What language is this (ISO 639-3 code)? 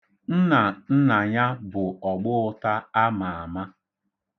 ibo